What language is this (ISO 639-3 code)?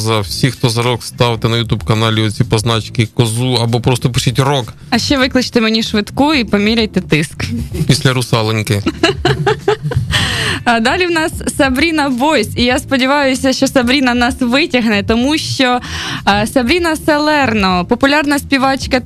ukr